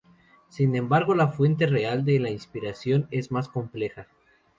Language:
Spanish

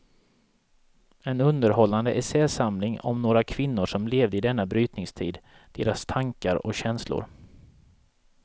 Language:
Swedish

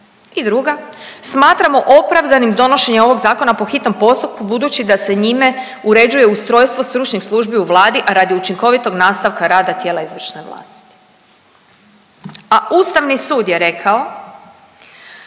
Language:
Croatian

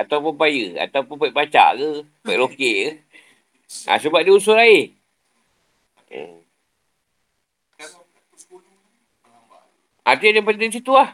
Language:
Malay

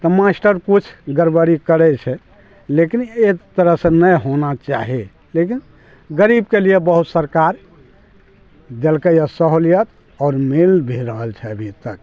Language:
Maithili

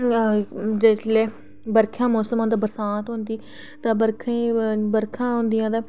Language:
Dogri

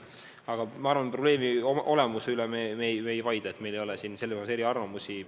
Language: Estonian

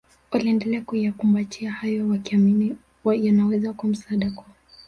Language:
Swahili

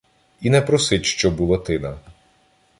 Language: Ukrainian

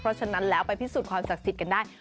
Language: Thai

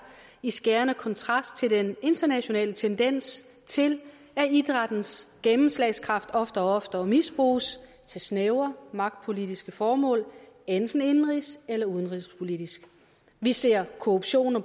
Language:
Danish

